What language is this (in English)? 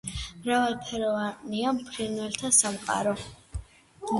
Georgian